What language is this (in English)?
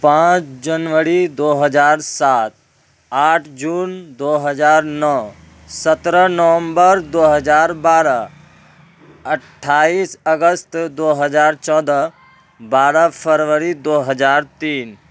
Urdu